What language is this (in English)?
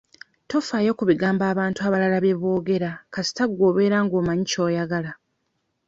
Ganda